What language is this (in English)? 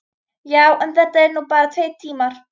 Icelandic